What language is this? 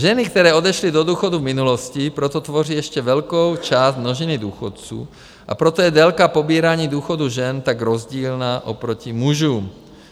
Czech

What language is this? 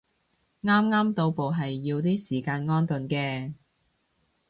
Cantonese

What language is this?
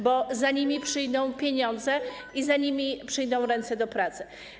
Polish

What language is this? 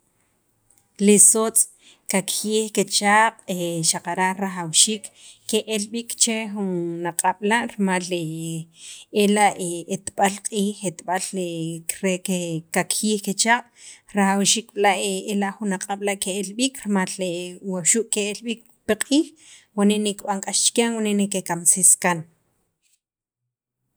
Sacapulteco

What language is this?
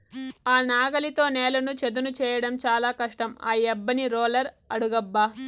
Telugu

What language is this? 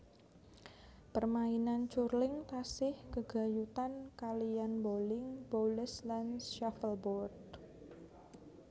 Javanese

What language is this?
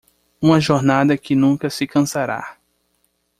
Portuguese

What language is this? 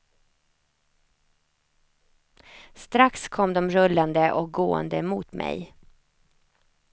Swedish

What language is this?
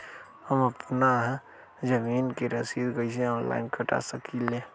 Magahi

